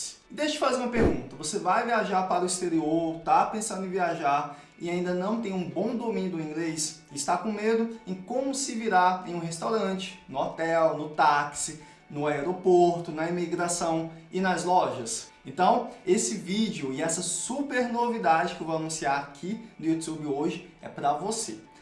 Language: Portuguese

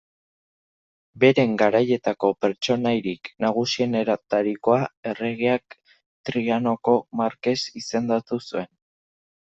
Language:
Basque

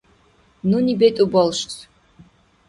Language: Dargwa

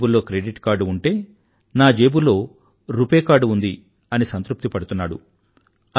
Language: Telugu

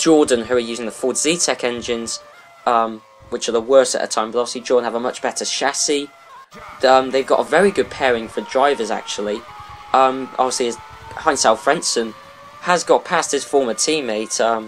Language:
English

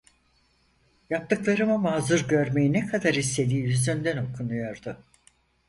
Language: Turkish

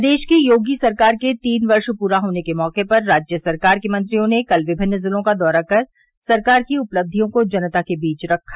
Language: Hindi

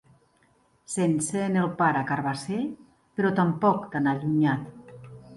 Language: Catalan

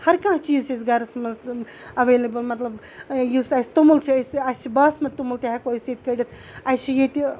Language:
Kashmiri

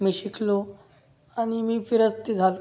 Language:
Marathi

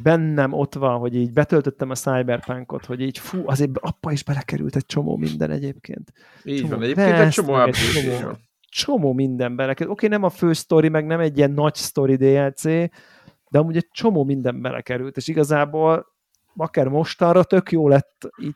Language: Hungarian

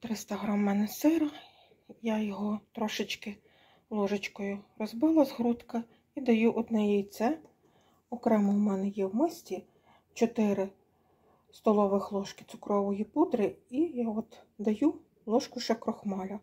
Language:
Ukrainian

